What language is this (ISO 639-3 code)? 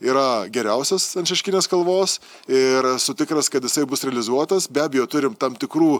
lit